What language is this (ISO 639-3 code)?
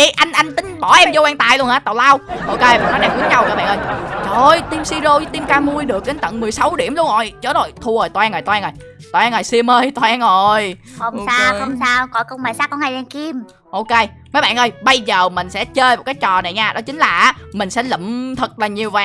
vie